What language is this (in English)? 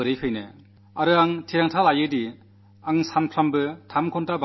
Malayalam